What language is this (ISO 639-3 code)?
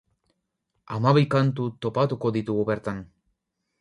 eus